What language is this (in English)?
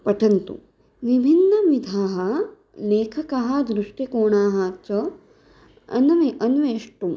Sanskrit